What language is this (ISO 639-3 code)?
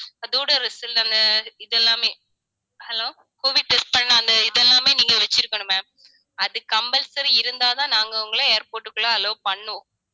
tam